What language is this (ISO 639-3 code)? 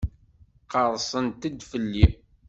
kab